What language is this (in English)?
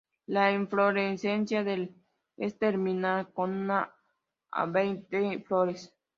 Spanish